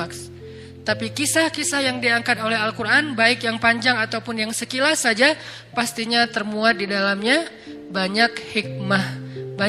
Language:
Indonesian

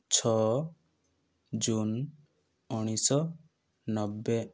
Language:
Odia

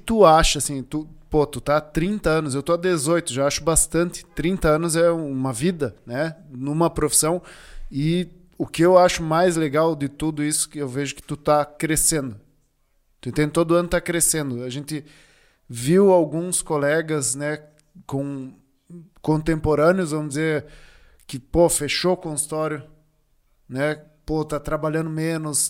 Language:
Portuguese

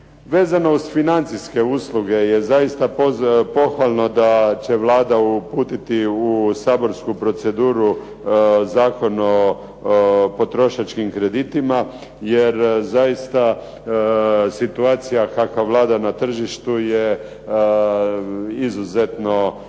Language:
Croatian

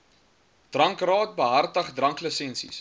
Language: Afrikaans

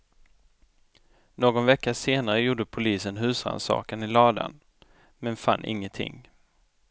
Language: Swedish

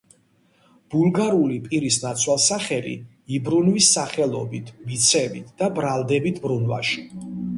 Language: Georgian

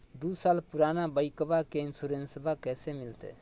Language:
Magahi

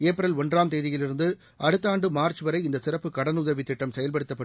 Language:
Tamil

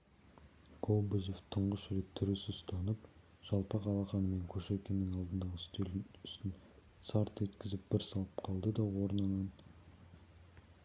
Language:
Kazakh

